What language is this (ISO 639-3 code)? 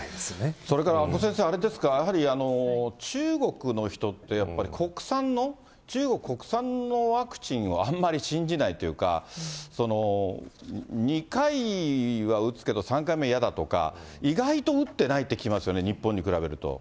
jpn